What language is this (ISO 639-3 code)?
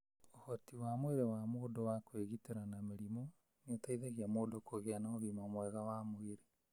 kik